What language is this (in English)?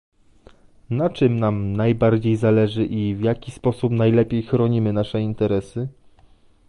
Polish